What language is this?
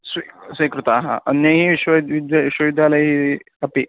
Sanskrit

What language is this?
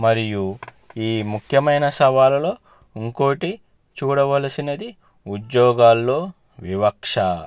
Telugu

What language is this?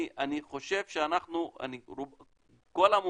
Hebrew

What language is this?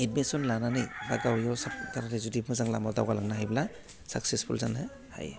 Bodo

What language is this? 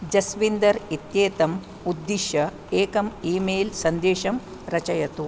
Sanskrit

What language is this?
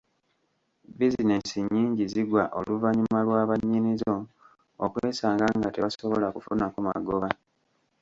Ganda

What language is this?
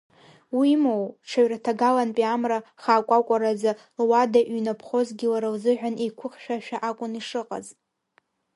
Abkhazian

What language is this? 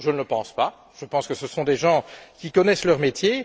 French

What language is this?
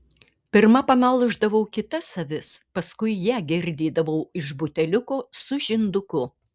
Lithuanian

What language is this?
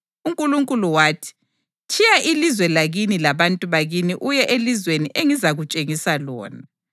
North Ndebele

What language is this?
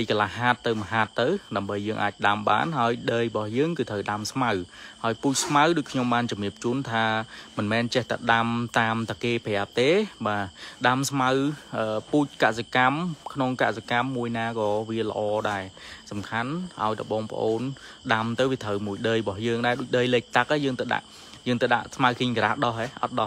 Vietnamese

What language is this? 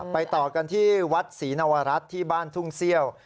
Thai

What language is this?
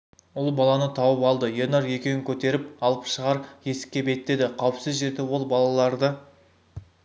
Kazakh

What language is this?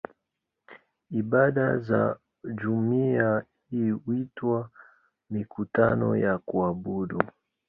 Swahili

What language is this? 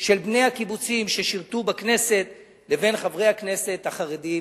Hebrew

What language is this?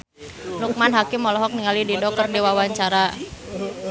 Sundanese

